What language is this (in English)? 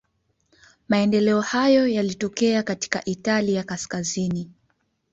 Swahili